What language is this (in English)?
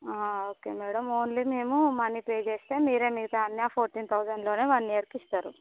Telugu